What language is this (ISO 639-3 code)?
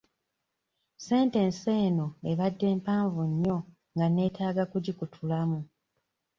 lug